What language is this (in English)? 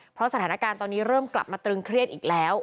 Thai